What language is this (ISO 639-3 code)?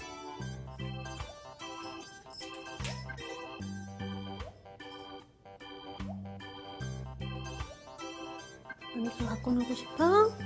kor